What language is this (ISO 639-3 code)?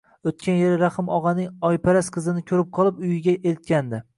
uzb